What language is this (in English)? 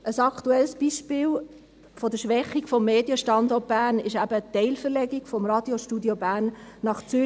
Swiss German